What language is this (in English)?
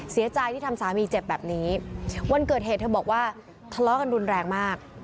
Thai